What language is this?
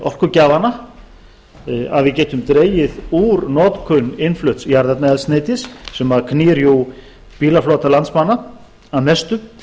Icelandic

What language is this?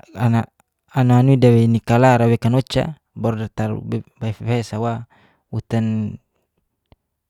Geser-Gorom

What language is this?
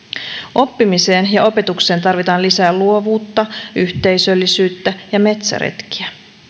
Finnish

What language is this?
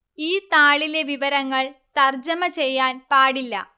Malayalam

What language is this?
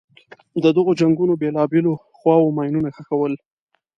Pashto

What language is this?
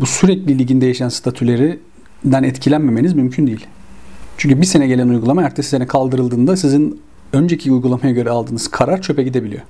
Turkish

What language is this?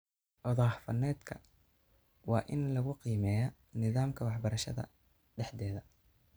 Somali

